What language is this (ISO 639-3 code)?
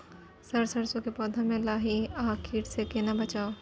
mai